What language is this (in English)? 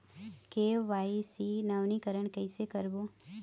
Chhattisgarhi